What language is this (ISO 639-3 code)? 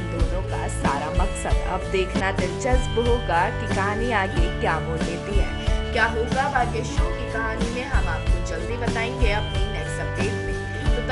hin